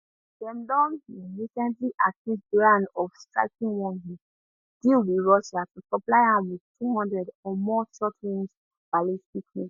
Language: Nigerian Pidgin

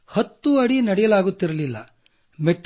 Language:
Kannada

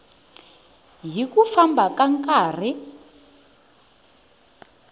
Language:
Tsonga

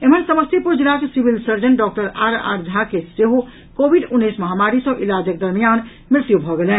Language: Maithili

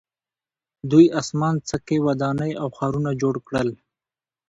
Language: Pashto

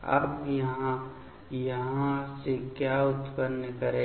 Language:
Hindi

